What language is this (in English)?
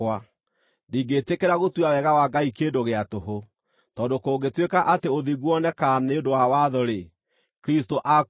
Kikuyu